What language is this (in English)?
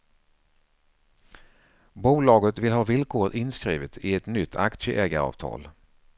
Swedish